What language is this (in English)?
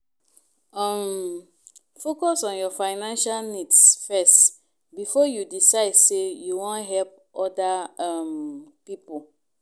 Nigerian Pidgin